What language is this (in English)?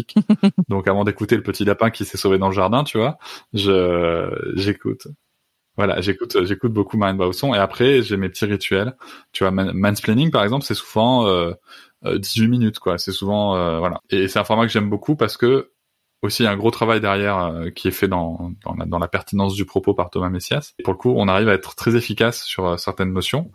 French